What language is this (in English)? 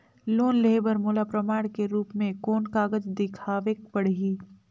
Chhattisgarhi